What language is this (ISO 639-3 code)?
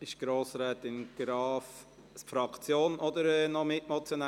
gsw